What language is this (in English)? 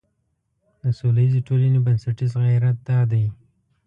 Pashto